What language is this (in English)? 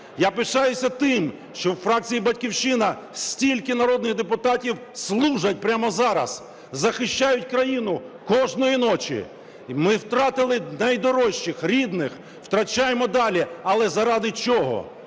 Ukrainian